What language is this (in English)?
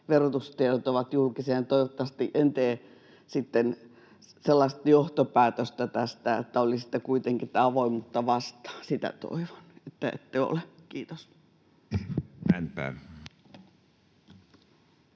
Finnish